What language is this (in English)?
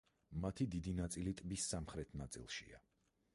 Georgian